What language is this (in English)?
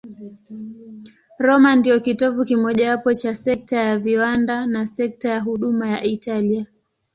Swahili